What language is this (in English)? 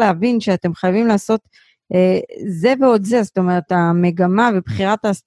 Hebrew